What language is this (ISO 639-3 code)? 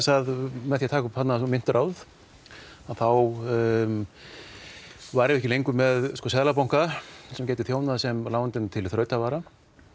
isl